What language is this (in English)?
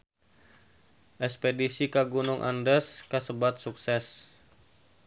Sundanese